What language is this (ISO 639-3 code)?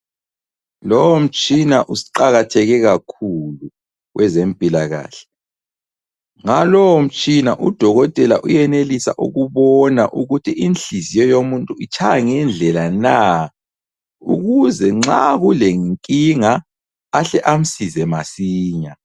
nde